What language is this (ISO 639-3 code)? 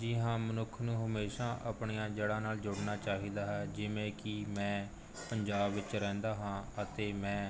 pan